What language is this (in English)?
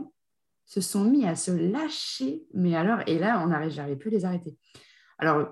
French